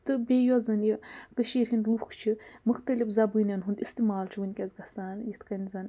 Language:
Kashmiri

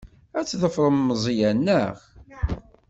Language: Kabyle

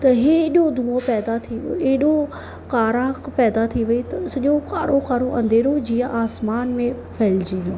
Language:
Sindhi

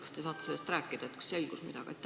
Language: Estonian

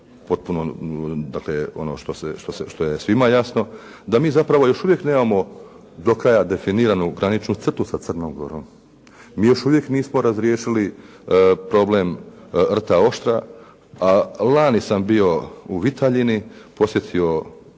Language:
Croatian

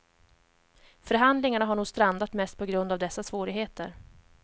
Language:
Swedish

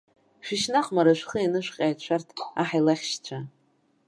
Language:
Abkhazian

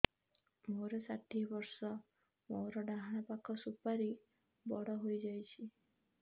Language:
Odia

